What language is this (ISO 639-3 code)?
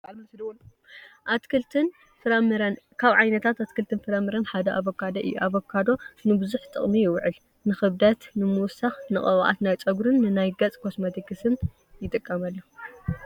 tir